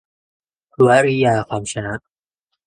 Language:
Thai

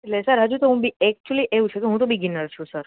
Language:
Gujarati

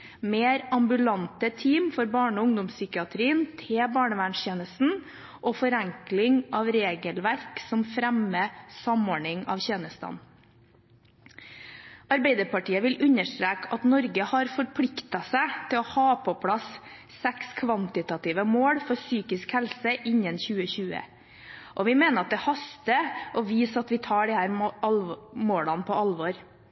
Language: Norwegian Bokmål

